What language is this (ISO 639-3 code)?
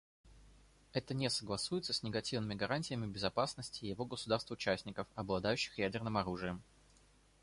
rus